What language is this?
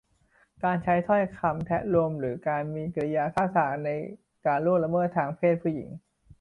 Thai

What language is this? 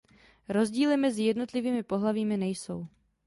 Czech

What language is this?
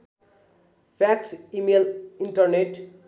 Nepali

